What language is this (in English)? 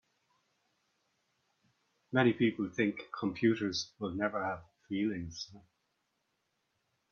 English